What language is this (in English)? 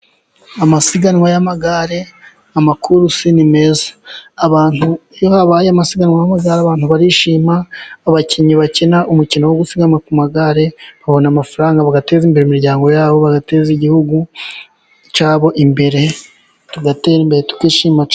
Kinyarwanda